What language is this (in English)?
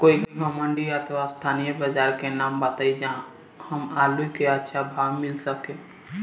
Bhojpuri